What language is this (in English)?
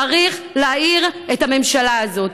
Hebrew